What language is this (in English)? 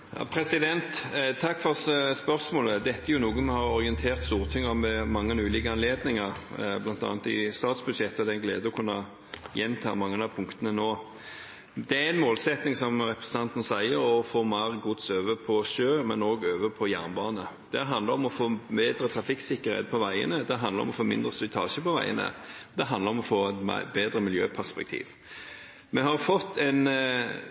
Norwegian Bokmål